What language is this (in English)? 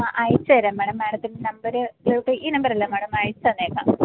Malayalam